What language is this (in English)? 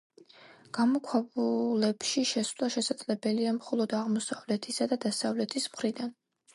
Georgian